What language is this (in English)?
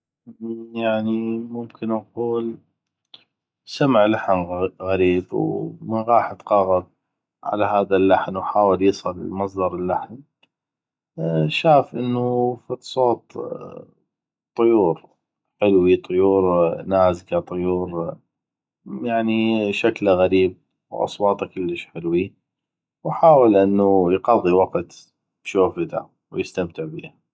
North Mesopotamian Arabic